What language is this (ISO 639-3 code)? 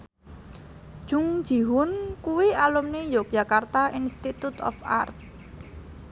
jav